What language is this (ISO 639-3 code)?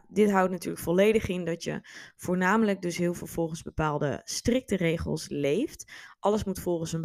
nld